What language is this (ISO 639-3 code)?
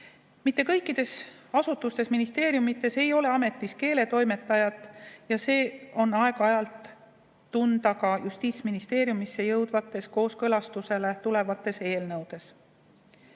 est